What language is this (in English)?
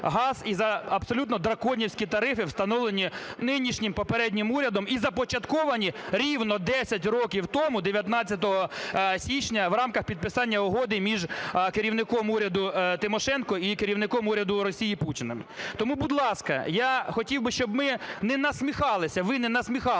Ukrainian